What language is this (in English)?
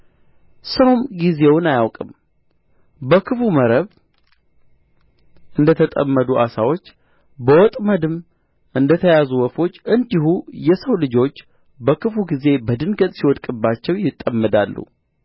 Amharic